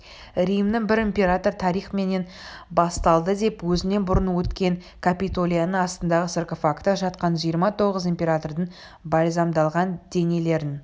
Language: Kazakh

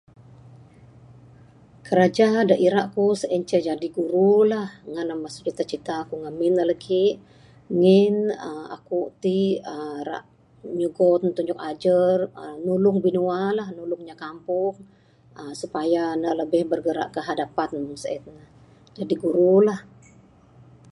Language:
Bukar-Sadung Bidayuh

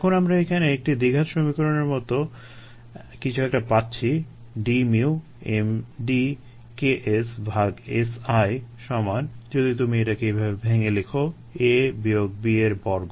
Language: Bangla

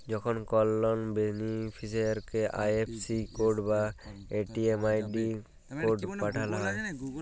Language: Bangla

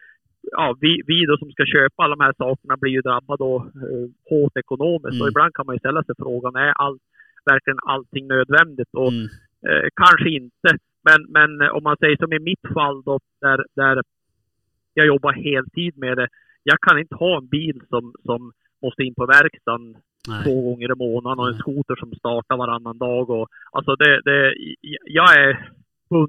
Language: Swedish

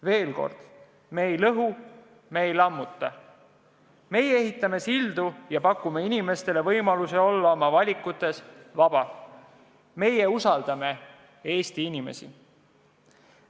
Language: Estonian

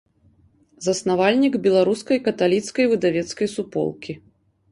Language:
Belarusian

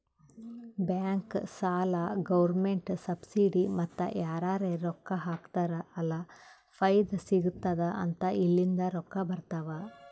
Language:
Kannada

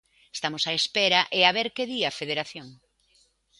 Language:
Galician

